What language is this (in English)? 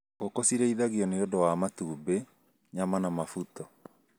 Kikuyu